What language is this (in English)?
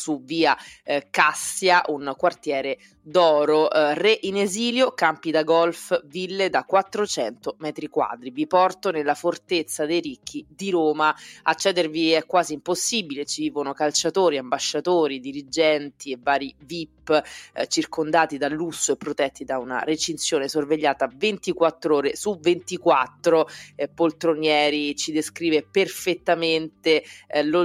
Italian